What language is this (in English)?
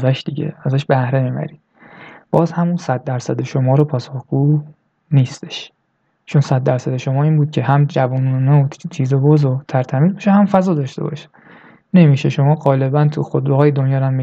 Persian